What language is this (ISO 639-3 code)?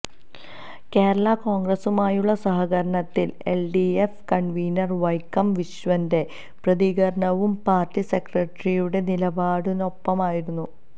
mal